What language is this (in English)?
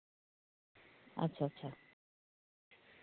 Dogri